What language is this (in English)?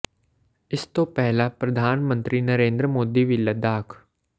Punjabi